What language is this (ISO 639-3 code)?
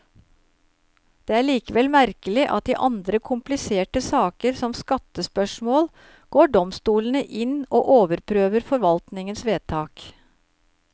nor